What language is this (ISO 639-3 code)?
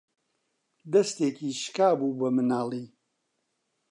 ckb